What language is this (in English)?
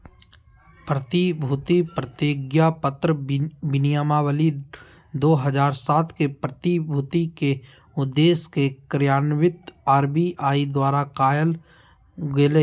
Magahi